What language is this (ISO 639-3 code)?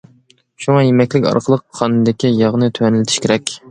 uig